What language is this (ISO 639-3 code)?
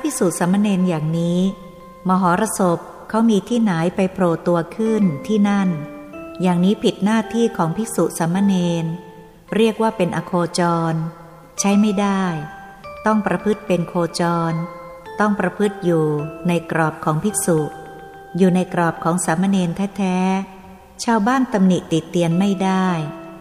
tha